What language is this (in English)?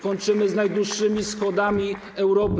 Polish